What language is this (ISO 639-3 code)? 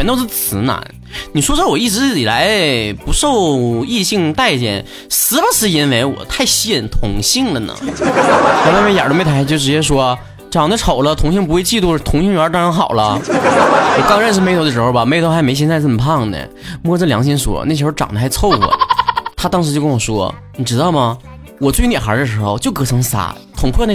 zho